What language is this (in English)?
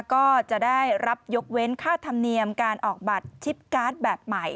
Thai